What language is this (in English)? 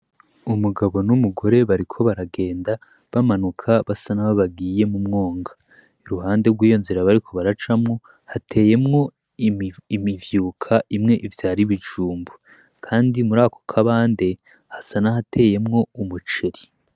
Rundi